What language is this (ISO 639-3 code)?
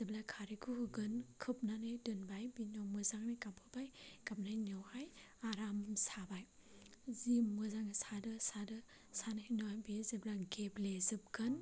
brx